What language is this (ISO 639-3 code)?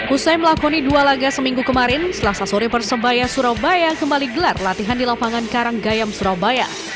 ind